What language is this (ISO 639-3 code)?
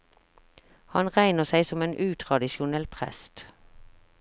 nor